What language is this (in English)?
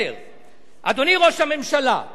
Hebrew